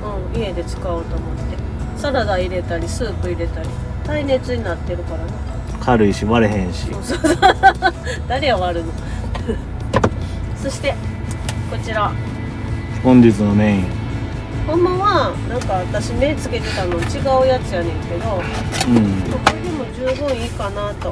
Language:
Japanese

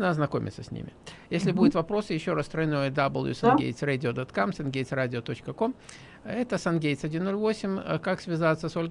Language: Russian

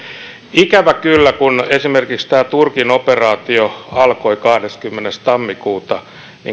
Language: Finnish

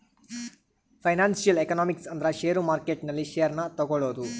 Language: Kannada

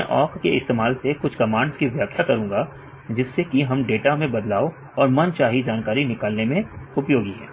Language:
Hindi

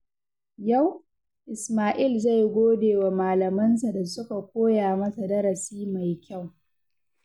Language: Hausa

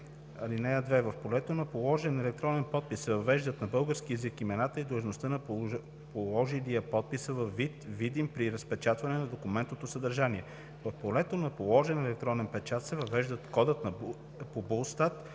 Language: Bulgarian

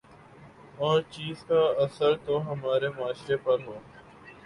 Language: Urdu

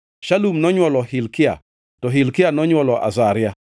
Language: Luo (Kenya and Tanzania)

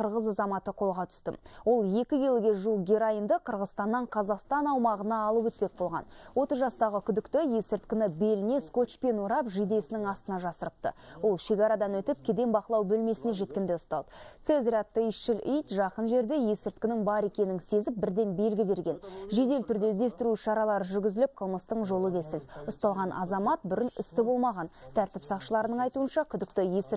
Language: Ukrainian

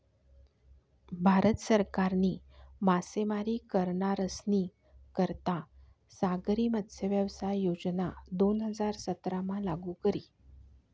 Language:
Marathi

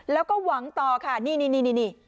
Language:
Thai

